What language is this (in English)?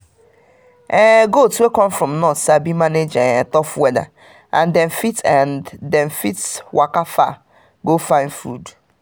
Nigerian Pidgin